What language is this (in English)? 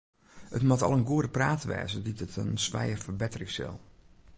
Western Frisian